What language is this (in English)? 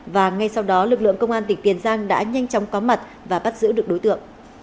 Vietnamese